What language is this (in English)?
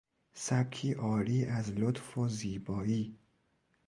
Persian